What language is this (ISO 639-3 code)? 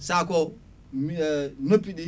ful